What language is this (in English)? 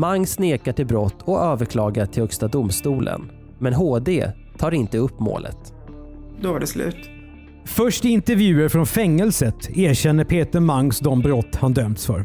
Swedish